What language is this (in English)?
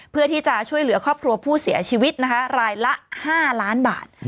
Thai